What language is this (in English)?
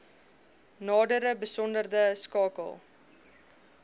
Afrikaans